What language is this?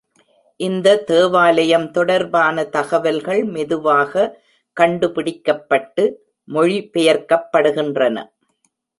Tamil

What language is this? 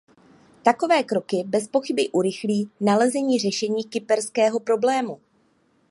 Czech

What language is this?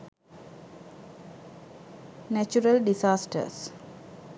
Sinhala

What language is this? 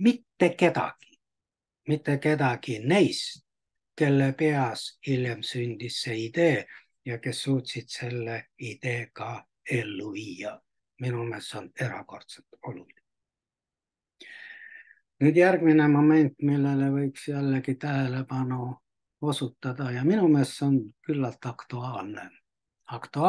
Finnish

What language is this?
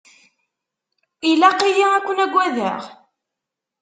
Kabyle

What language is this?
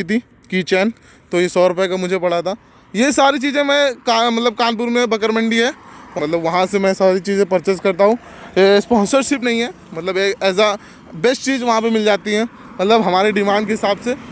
Hindi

